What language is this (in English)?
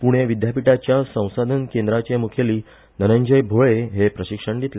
Konkani